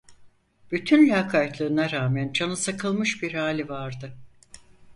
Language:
Turkish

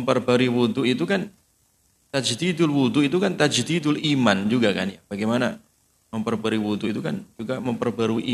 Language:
Indonesian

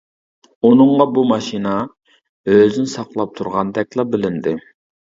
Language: Uyghur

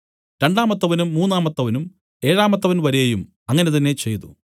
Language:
Malayalam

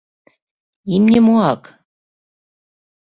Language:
Mari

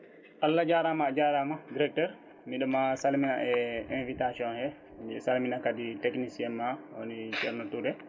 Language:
Fula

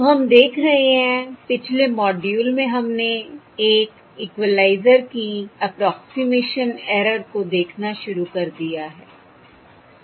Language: Hindi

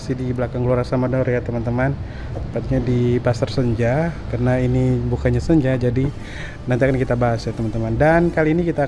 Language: Indonesian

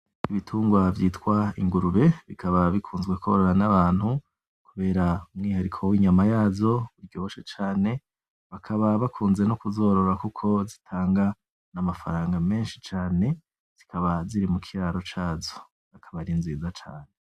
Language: Rundi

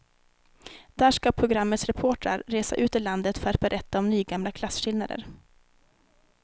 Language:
Swedish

